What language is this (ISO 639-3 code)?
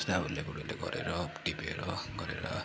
nep